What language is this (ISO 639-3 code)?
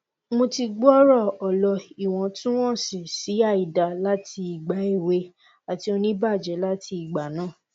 yor